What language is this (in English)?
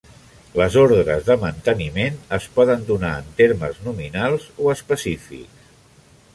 Catalan